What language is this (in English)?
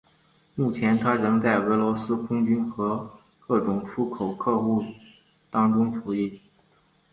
Chinese